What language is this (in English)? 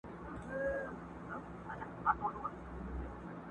Pashto